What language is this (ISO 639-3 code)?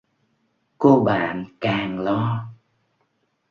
vie